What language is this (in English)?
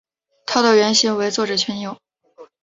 Chinese